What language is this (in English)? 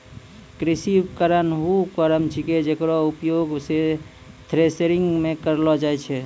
Maithili